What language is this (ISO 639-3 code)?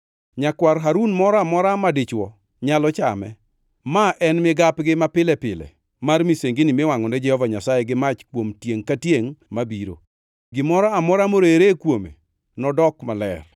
luo